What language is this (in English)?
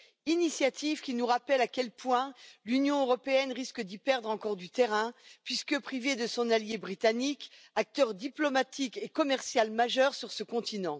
French